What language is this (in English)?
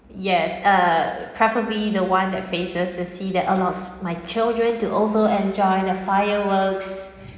English